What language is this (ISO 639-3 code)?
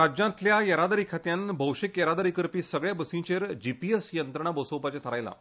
kok